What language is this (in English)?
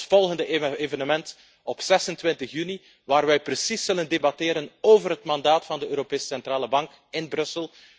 Dutch